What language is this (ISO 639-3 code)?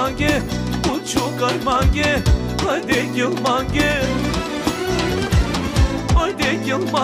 bul